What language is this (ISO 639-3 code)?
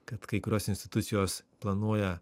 lit